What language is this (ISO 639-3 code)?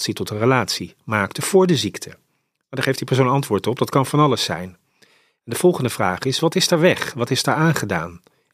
nld